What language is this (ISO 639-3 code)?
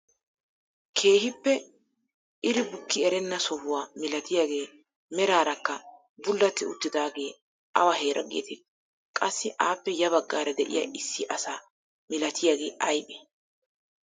wal